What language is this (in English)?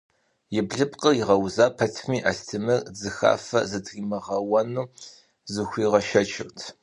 Kabardian